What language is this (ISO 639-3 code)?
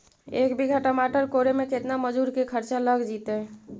mag